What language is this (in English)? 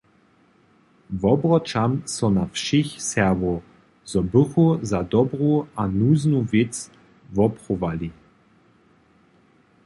Upper Sorbian